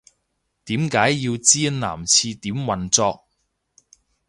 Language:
Cantonese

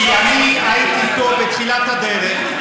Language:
Hebrew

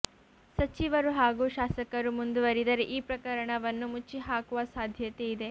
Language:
Kannada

